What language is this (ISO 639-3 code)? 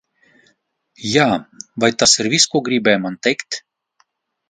lav